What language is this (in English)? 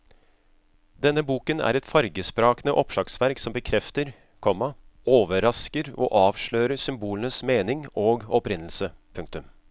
Norwegian